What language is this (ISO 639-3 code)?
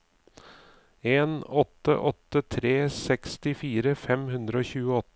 nor